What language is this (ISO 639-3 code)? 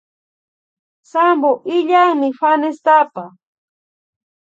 qvi